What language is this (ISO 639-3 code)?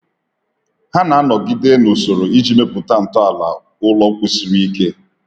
ibo